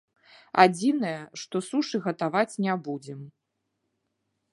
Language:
Belarusian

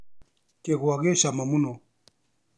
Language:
Kikuyu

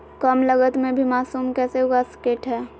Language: Magahi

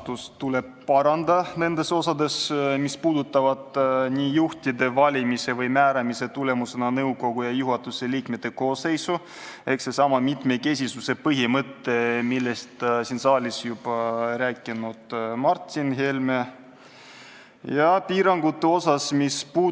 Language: Estonian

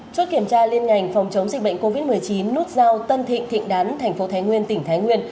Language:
Vietnamese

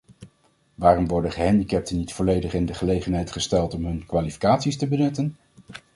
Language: Dutch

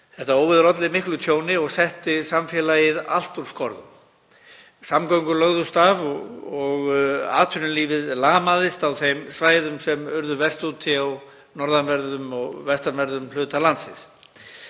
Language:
Icelandic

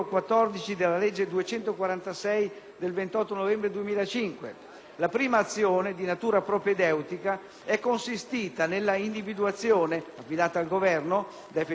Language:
Italian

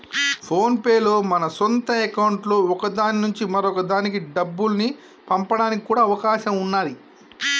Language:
Telugu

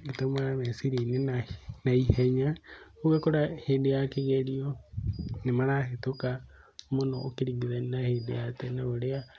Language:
Kikuyu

